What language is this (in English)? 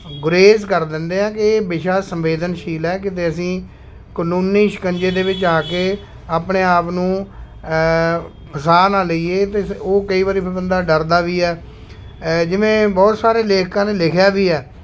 Punjabi